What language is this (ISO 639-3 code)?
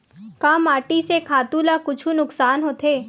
hne